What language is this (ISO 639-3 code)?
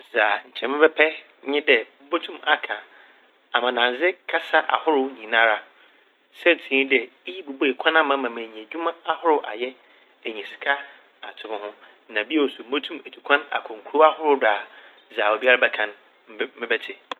aka